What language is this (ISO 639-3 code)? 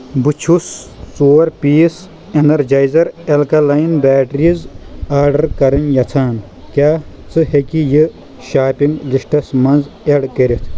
kas